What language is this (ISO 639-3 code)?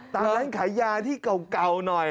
tha